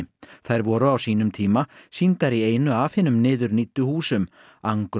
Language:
Icelandic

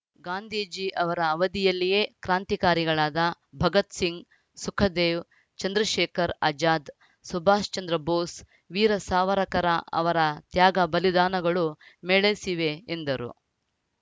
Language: Kannada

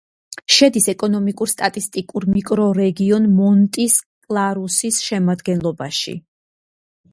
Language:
Georgian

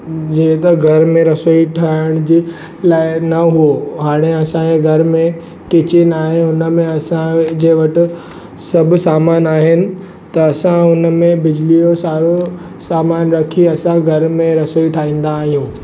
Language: Sindhi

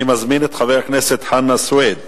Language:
Hebrew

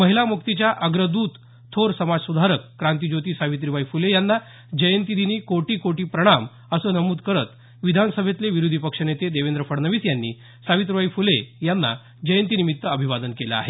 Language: Marathi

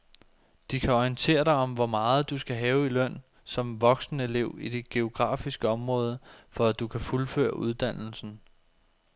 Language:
Danish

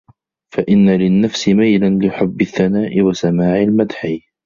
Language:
Arabic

